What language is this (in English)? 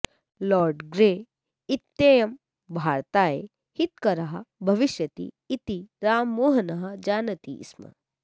Sanskrit